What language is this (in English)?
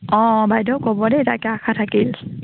Assamese